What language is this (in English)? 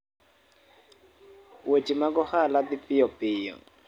Luo (Kenya and Tanzania)